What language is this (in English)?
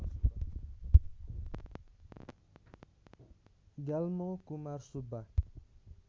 Nepali